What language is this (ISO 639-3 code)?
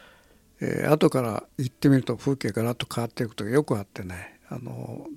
jpn